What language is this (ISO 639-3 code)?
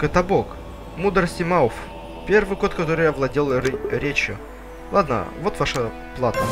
rus